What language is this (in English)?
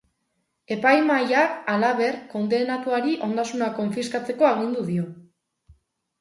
Basque